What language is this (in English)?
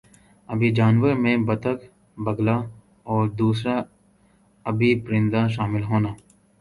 Urdu